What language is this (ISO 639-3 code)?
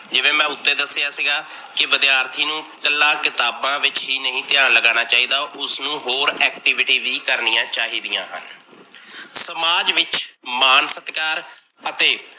pan